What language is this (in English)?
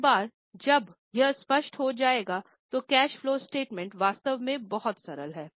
Hindi